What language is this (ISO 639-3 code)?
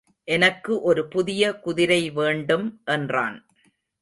tam